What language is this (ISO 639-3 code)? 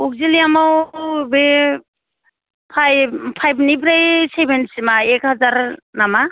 brx